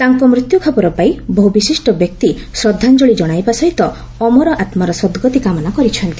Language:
Odia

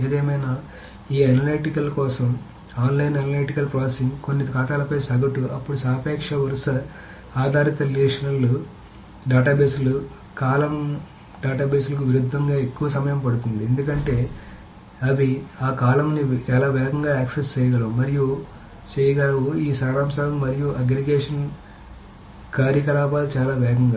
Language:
Telugu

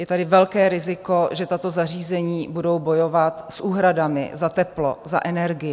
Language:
Czech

